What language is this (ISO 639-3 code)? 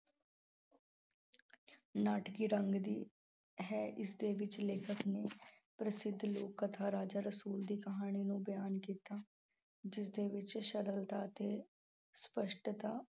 pan